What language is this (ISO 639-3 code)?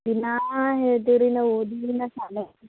kan